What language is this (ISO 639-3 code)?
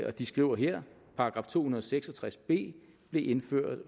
dan